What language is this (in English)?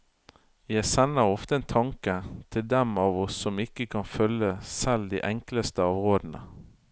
Norwegian